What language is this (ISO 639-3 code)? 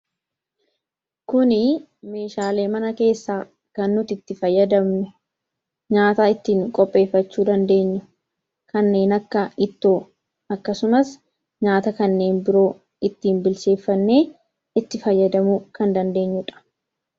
orm